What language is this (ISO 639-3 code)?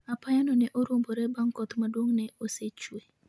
luo